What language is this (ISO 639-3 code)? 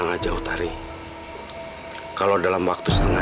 ind